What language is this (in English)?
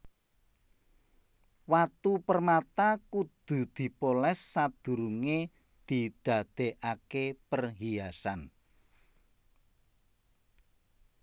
Javanese